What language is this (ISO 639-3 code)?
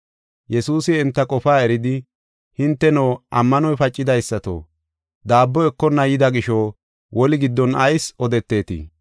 gof